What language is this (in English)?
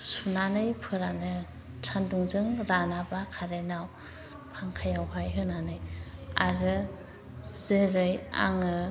Bodo